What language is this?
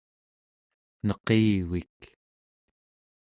Central Yupik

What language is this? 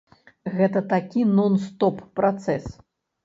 Belarusian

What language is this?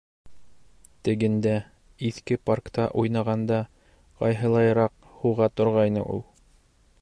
Bashkir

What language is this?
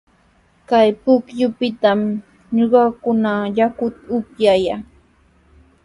Sihuas Ancash Quechua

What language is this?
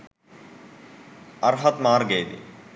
Sinhala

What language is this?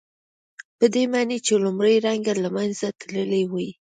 Pashto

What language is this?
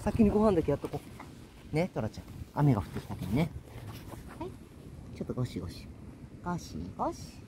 Japanese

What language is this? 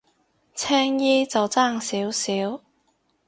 Cantonese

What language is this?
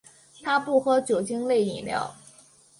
Chinese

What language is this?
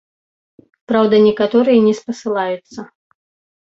Belarusian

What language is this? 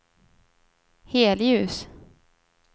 Swedish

